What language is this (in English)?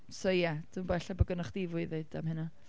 Welsh